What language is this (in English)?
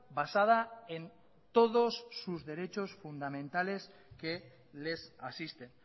Spanish